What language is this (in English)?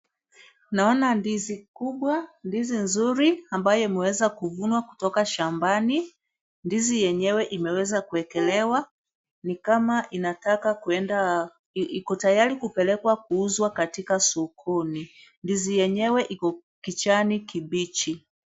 Swahili